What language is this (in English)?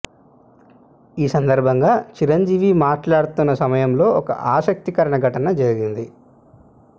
Telugu